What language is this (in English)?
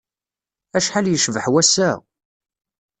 Kabyle